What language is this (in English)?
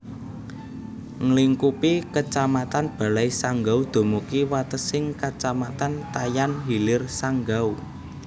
Javanese